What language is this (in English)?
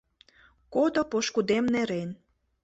Mari